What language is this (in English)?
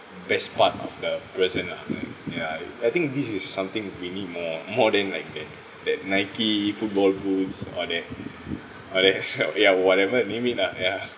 English